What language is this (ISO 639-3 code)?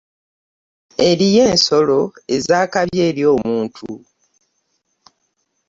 lug